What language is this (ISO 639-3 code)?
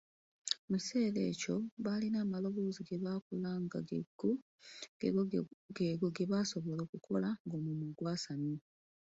lug